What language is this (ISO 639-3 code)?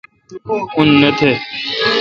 xka